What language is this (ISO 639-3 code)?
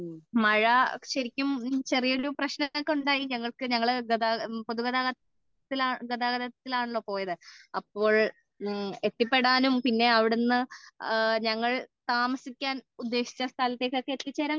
mal